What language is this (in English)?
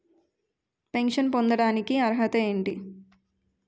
Telugu